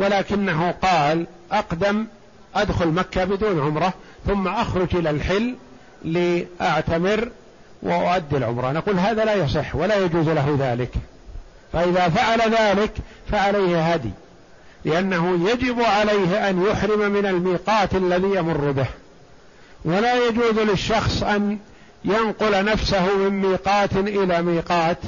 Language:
Arabic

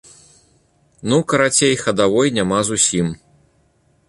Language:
Belarusian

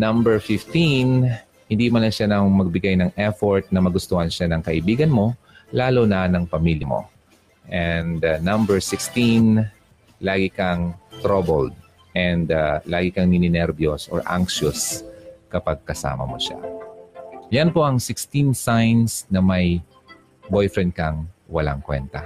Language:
Filipino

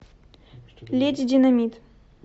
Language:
Russian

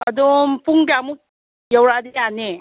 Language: Manipuri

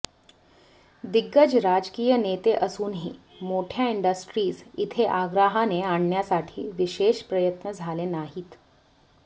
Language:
Marathi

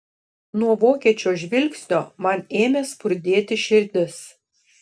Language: Lithuanian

